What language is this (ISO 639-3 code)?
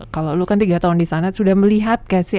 ind